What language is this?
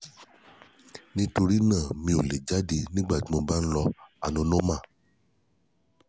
Yoruba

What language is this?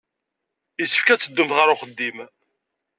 Kabyle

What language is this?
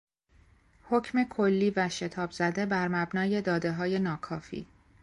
Persian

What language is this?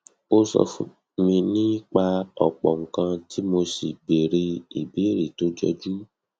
Yoruba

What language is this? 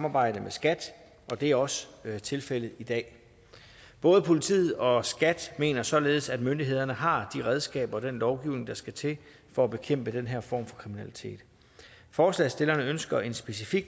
Danish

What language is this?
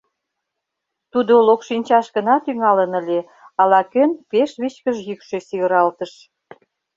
Mari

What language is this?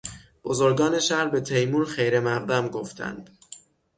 Persian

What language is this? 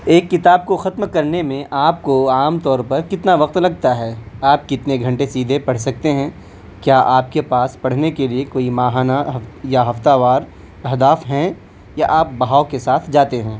Urdu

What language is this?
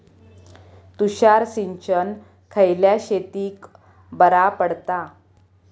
Marathi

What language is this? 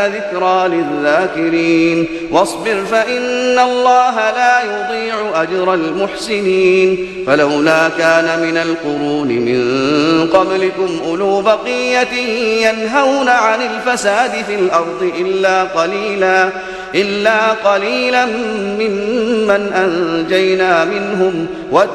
Arabic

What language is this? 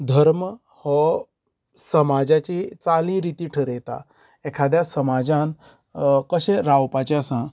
Konkani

